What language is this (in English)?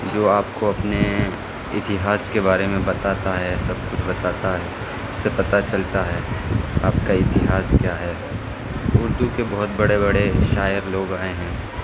Urdu